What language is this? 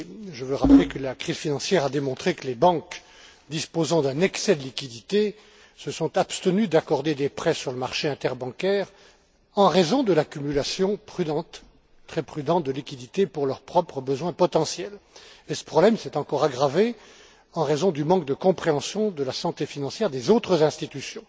French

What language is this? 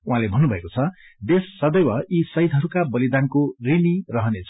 Nepali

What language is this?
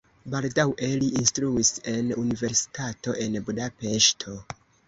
Esperanto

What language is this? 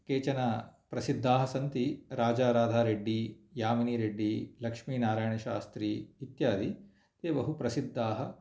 Sanskrit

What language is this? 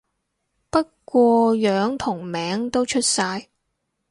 Cantonese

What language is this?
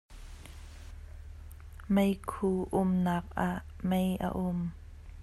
Hakha Chin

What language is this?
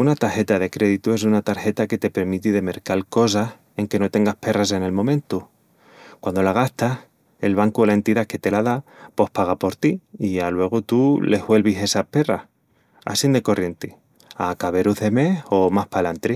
Extremaduran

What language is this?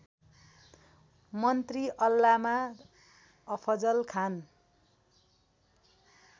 Nepali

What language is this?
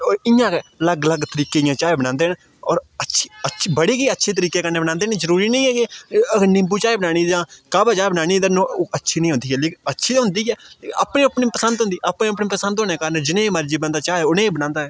Dogri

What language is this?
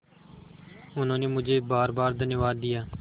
Hindi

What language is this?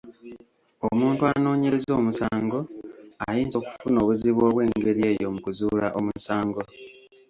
Ganda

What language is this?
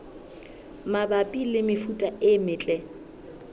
Southern Sotho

